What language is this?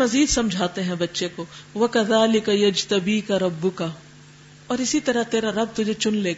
Urdu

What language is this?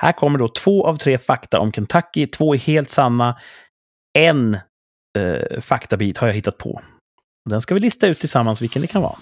Swedish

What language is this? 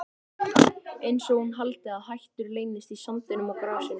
Icelandic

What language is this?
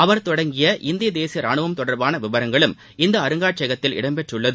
Tamil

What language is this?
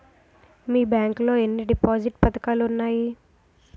Telugu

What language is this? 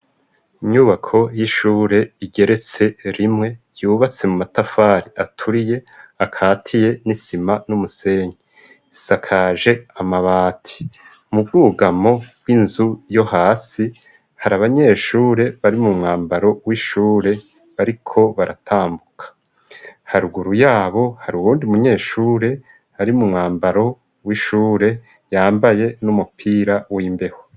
Rundi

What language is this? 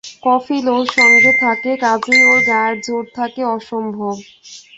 Bangla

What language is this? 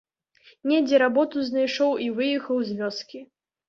Belarusian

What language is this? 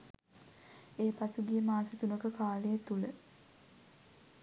Sinhala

